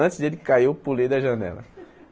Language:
Portuguese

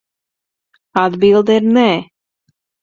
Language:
Latvian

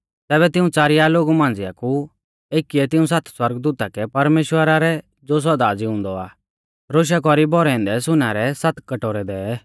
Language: Mahasu Pahari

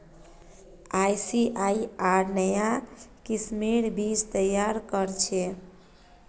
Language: Magahi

